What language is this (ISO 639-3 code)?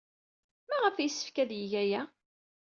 kab